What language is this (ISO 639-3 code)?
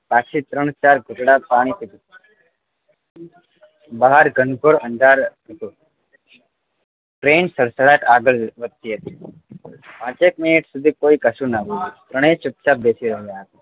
guj